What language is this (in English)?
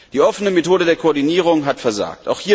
German